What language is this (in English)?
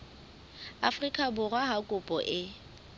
Southern Sotho